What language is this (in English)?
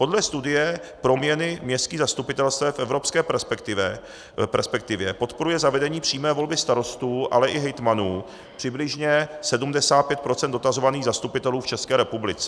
Czech